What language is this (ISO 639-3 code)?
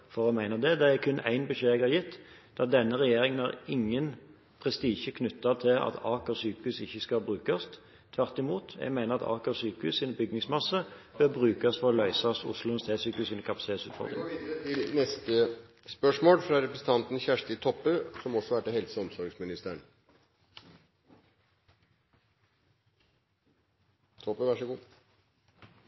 nor